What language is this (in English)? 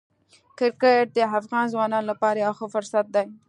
Pashto